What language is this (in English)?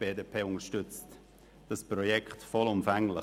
Swiss German